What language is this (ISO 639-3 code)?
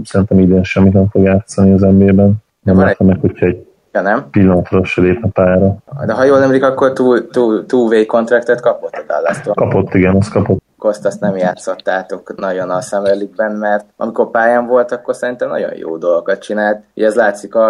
hun